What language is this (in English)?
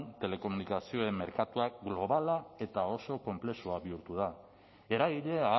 Basque